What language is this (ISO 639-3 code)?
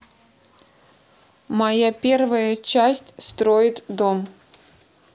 rus